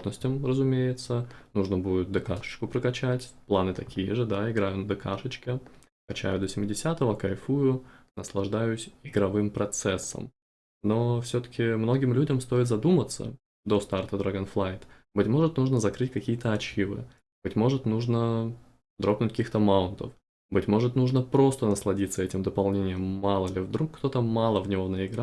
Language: Russian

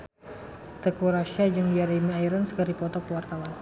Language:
Sundanese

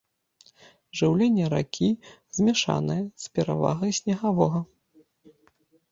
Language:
Belarusian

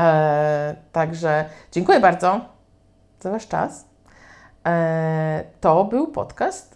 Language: Polish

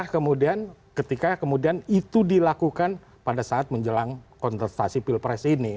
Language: Indonesian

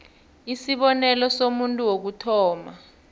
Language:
South Ndebele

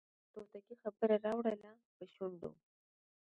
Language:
Pashto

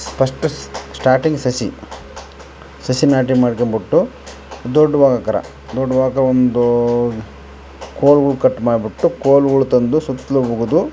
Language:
Kannada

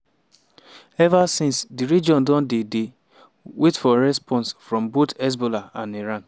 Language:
Nigerian Pidgin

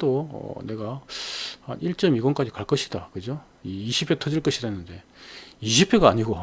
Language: Korean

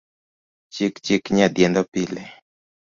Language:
Luo (Kenya and Tanzania)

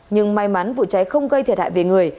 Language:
Vietnamese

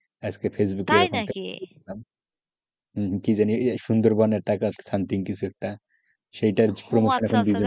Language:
Bangla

